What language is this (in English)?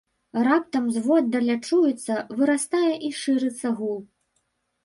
Belarusian